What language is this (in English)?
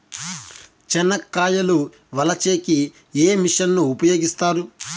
Telugu